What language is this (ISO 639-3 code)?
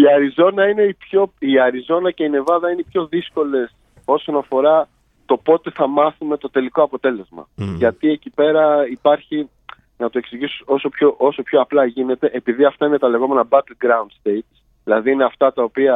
ell